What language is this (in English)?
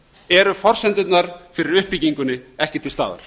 Icelandic